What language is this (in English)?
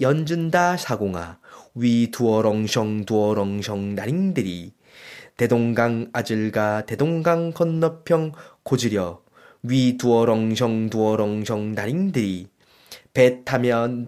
Korean